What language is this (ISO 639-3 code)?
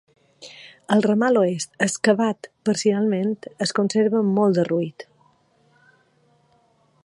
cat